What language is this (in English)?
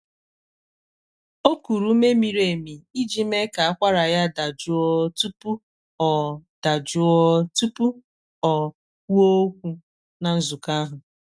Igbo